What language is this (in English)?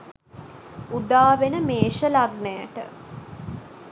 Sinhala